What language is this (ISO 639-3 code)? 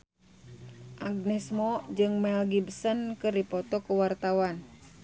sun